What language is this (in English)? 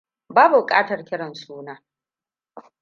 Hausa